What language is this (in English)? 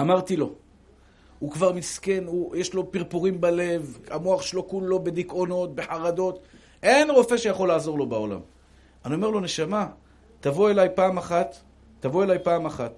Hebrew